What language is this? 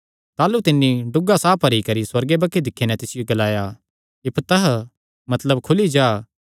Kangri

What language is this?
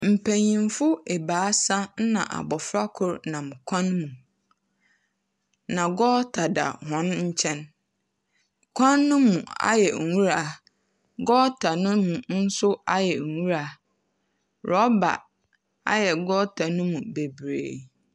Akan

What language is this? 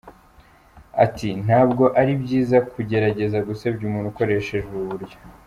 Kinyarwanda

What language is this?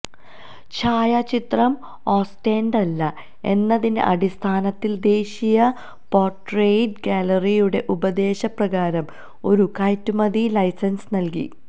Malayalam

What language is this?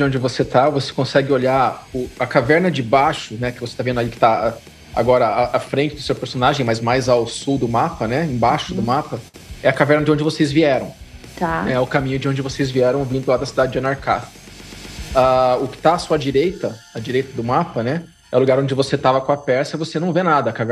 Portuguese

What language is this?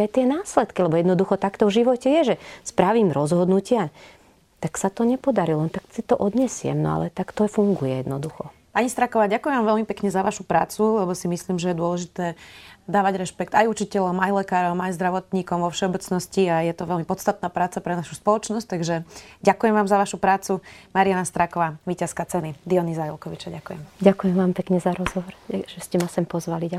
Slovak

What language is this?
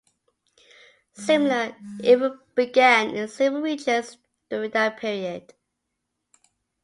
English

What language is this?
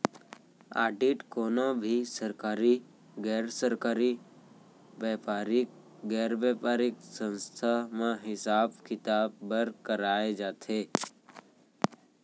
Chhattisgarhi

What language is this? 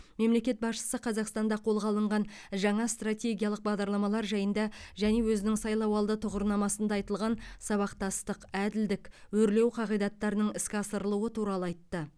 Kazakh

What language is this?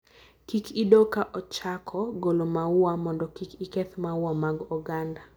Luo (Kenya and Tanzania)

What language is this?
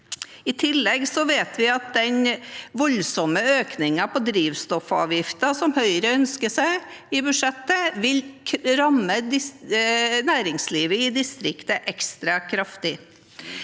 Norwegian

